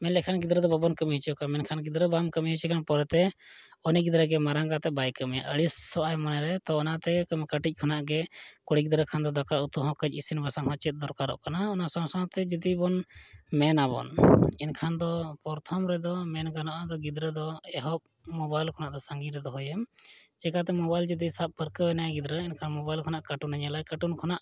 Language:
Santali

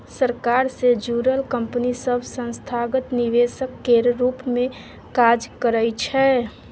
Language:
Maithili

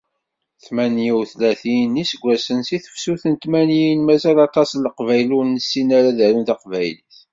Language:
Kabyle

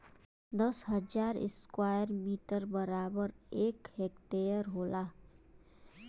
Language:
Bhojpuri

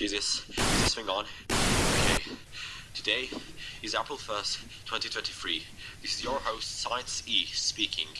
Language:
English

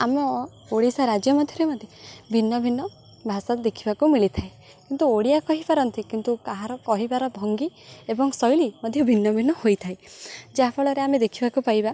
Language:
Odia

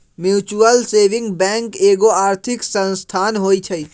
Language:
Magahi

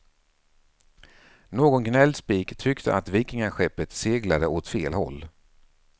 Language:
Swedish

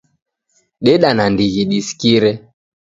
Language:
Taita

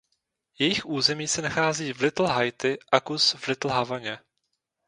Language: Czech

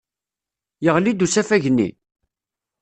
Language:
Kabyle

